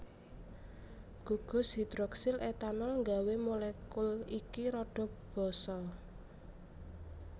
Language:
Javanese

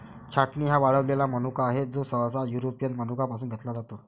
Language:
Marathi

